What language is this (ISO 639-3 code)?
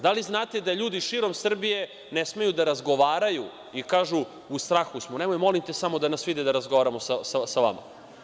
srp